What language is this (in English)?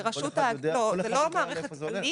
Hebrew